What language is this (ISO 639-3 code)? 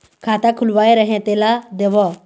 hne